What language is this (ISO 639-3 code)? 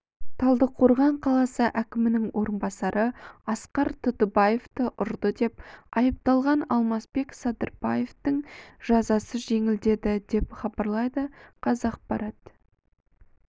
kaz